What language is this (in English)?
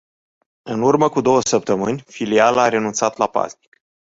Romanian